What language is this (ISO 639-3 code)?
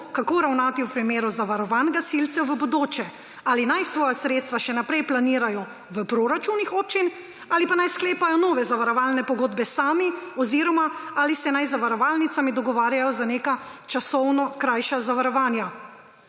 slv